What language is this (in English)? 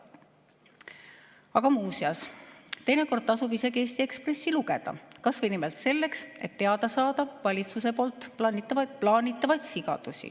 Estonian